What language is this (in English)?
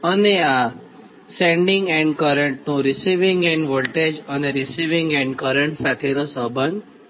Gujarati